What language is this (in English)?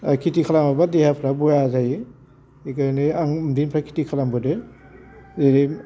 Bodo